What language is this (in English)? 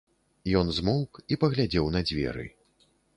Belarusian